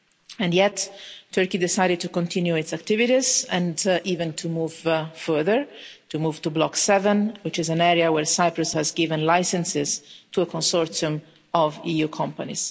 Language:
English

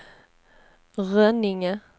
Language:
Swedish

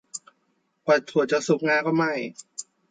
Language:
Thai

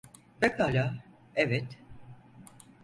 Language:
Turkish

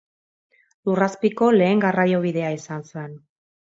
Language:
Basque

